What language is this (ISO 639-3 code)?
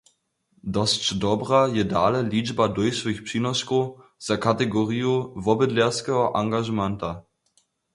hsb